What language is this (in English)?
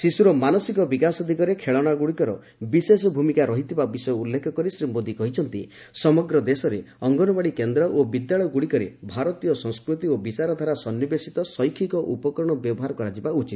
Odia